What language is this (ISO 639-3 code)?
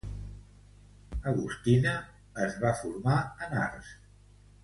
cat